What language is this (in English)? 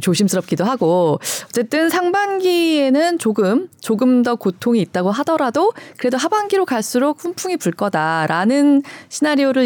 Korean